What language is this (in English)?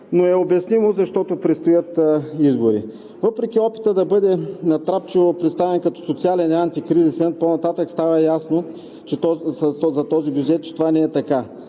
Bulgarian